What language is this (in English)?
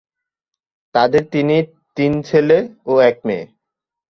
Bangla